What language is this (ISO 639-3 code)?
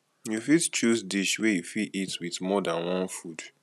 pcm